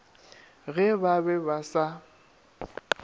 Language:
Northern Sotho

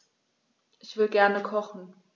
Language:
German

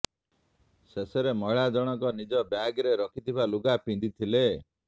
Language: Odia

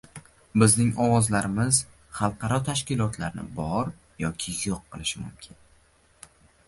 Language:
Uzbek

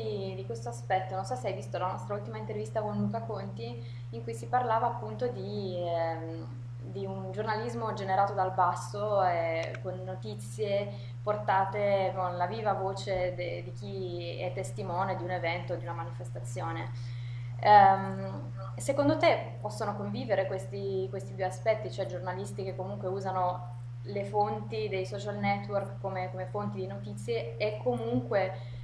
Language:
Italian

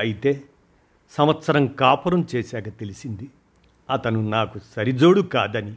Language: Telugu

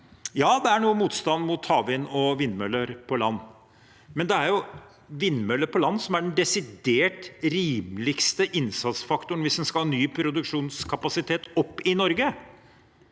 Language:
Norwegian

